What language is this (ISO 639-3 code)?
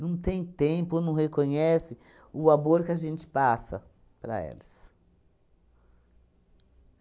por